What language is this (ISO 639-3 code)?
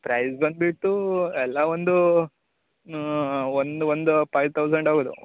kan